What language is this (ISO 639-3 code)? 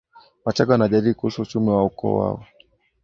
swa